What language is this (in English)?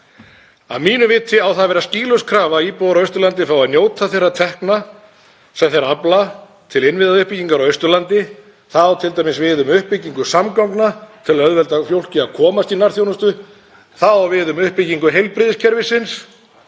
Icelandic